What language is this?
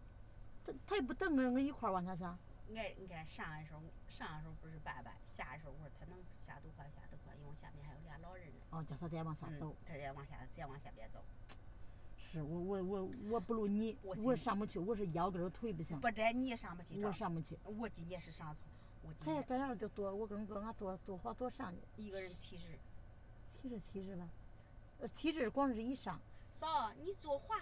Chinese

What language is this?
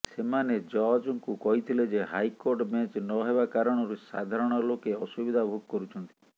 Odia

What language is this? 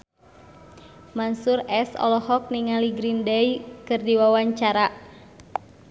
Sundanese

